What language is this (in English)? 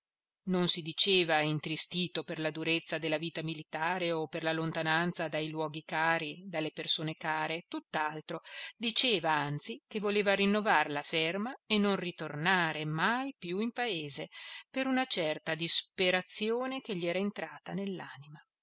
Italian